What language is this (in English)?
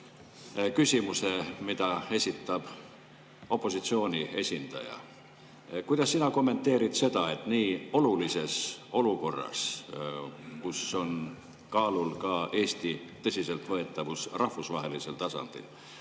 Estonian